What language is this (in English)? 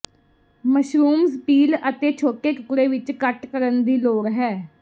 Punjabi